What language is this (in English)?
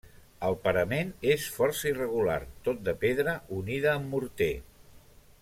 Catalan